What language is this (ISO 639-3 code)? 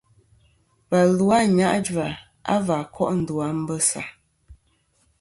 bkm